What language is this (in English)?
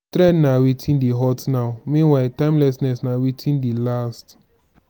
Nigerian Pidgin